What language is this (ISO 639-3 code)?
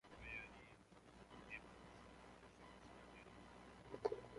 ckb